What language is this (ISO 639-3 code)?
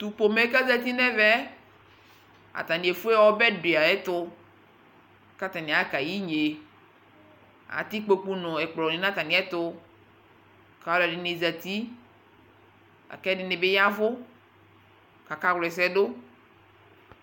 kpo